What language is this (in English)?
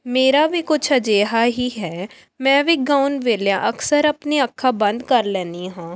Punjabi